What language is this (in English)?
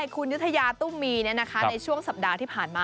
Thai